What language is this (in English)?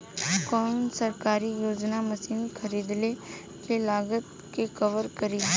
Bhojpuri